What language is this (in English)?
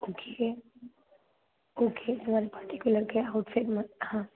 Gujarati